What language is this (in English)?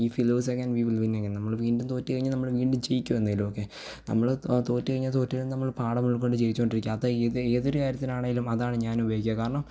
Malayalam